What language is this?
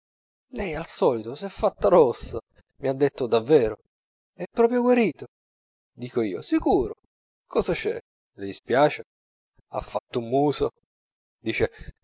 Italian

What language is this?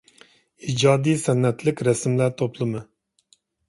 Uyghur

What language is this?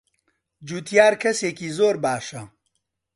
Central Kurdish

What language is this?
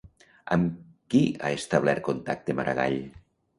Catalan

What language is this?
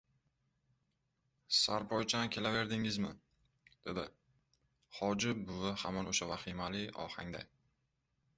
Uzbek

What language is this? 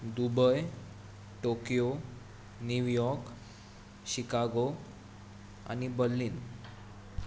Konkani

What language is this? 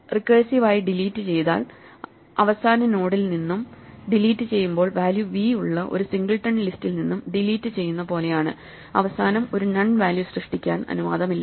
Malayalam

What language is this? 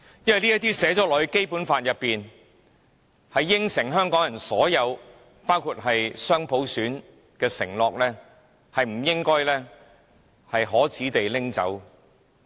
Cantonese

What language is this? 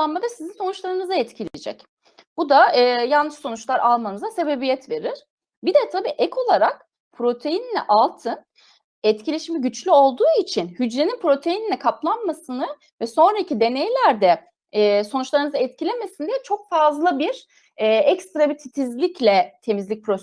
Turkish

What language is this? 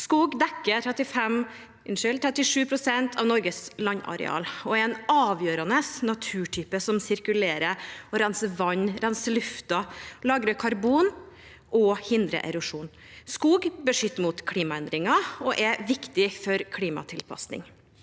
Norwegian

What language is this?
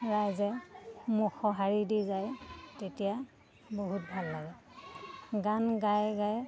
Assamese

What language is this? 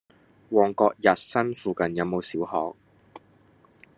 Cantonese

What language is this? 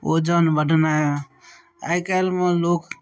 Maithili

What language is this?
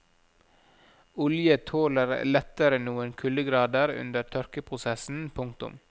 Norwegian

